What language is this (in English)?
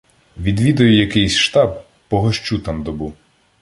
Ukrainian